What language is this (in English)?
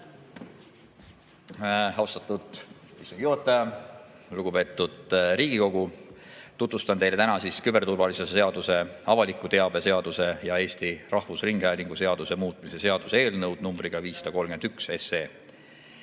Estonian